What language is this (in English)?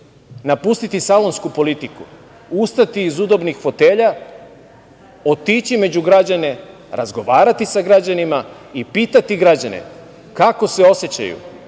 Serbian